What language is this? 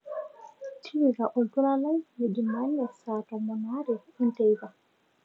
Masai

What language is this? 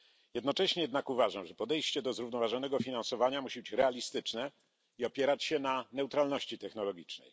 Polish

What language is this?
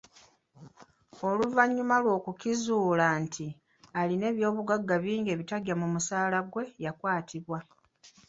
Ganda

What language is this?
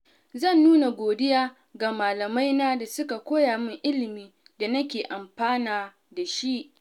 Hausa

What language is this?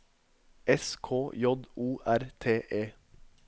Norwegian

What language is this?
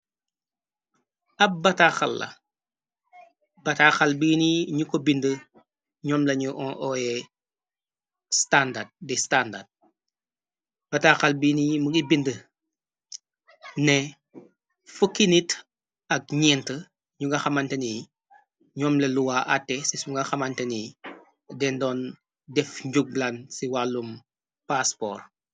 Wolof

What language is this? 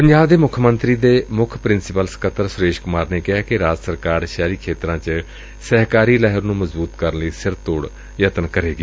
Punjabi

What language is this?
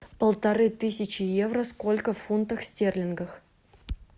Russian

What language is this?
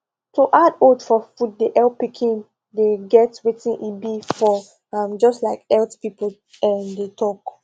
Nigerian Pidgin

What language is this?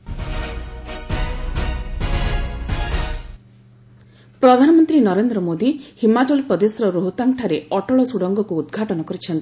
Odia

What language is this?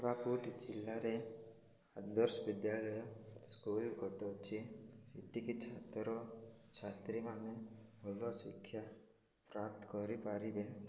Odia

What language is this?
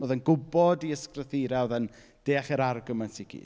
Welsh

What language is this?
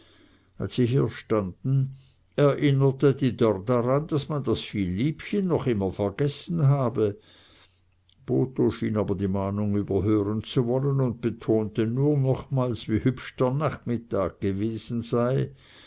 German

